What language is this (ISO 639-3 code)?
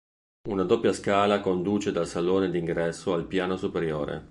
ita